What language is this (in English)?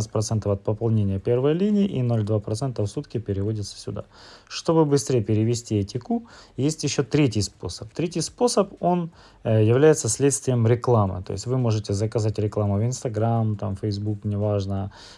Russian